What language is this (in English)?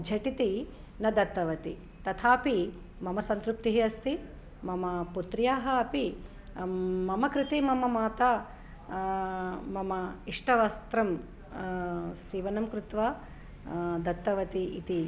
Sanskrit